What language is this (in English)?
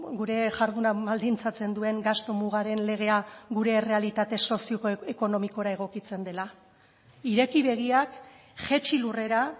Basque